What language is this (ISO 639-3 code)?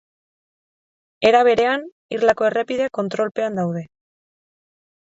eus